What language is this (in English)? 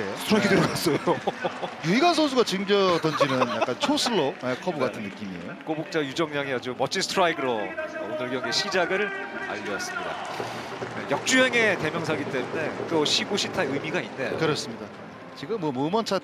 Korean